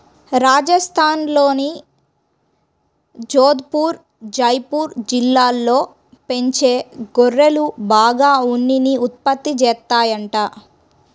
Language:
Telugu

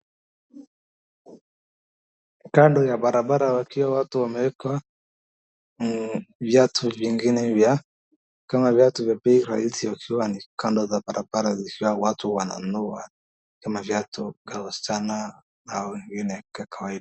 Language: Swahili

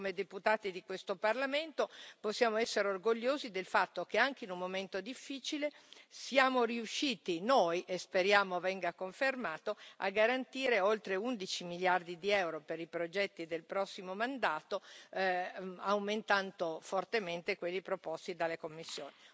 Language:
Italian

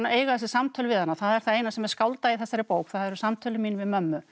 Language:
Icelandic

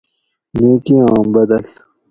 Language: Gawri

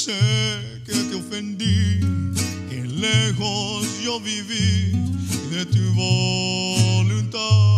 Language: Spanish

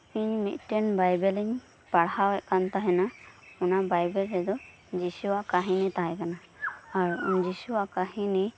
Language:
Santali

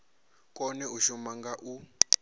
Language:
Venda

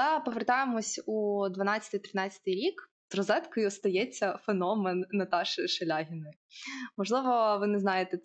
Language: Ukrainian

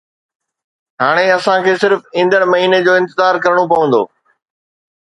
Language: Sindhi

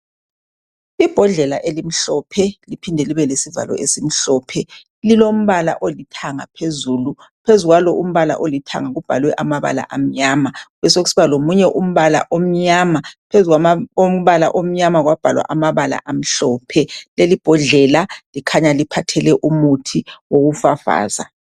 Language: North Ndebele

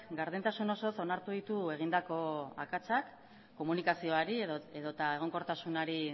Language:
Basque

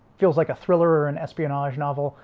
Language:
English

